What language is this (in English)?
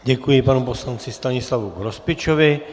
Czech